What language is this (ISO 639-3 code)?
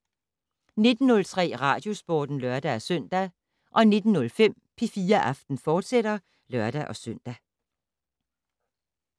dan